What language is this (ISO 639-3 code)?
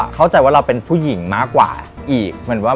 tha